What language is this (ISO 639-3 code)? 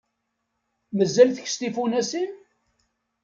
kab